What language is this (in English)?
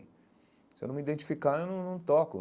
Portuguese